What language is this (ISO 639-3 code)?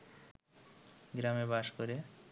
ben